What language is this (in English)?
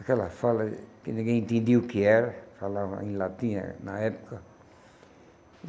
Portuguese